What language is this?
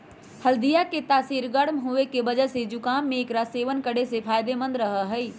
Magahi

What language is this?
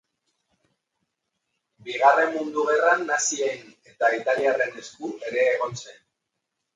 Basque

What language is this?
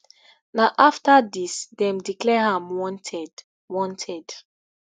Nigerian Pidgin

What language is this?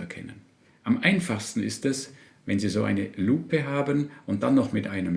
German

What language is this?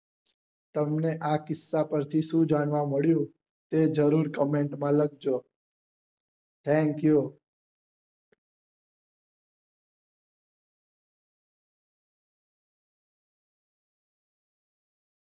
Gujarati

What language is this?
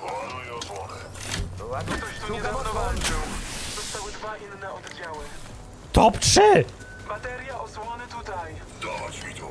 Polish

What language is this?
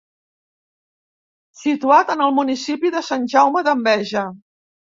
Catalan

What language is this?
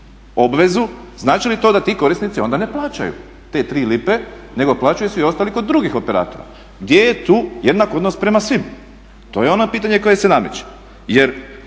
Croatian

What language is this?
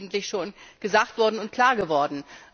German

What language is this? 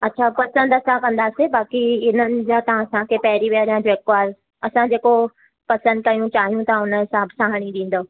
Sindhi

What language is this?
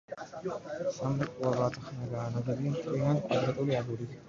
Georgian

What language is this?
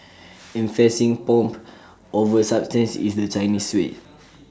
English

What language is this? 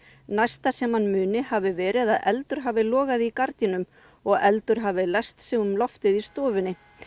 Icelandic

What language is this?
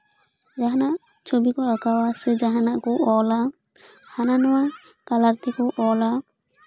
Santali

